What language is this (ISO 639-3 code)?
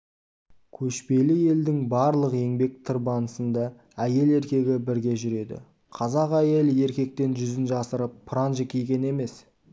kaz